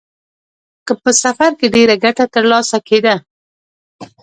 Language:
Pashto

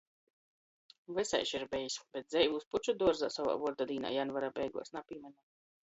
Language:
Latgalian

